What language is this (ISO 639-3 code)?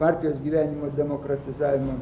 lit